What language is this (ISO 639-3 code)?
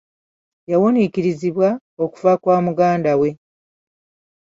lug